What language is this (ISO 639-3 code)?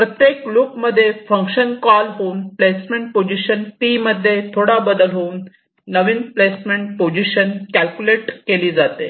mar